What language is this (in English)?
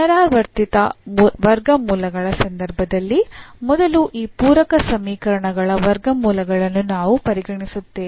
Kannada